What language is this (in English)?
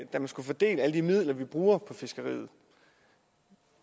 Danish